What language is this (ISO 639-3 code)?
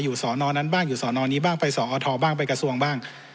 tha